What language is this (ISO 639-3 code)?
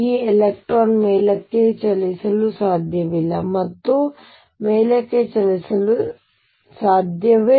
kan